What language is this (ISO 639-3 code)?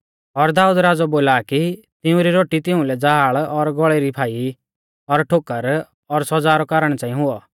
bfz